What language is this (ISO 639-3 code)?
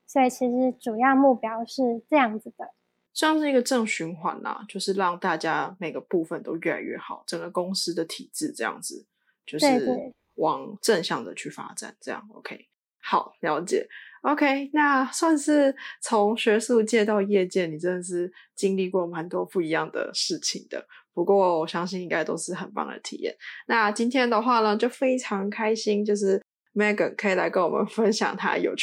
zho